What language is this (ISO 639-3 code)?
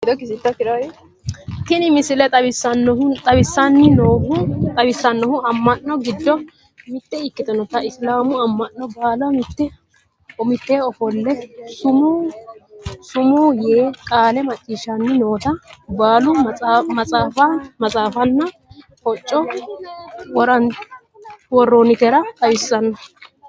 sid